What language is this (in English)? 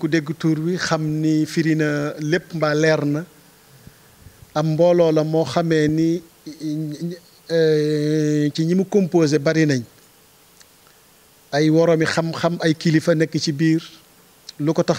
French